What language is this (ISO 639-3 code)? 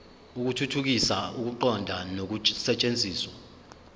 zul